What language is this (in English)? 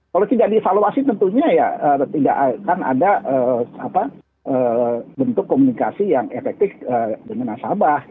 Indonesian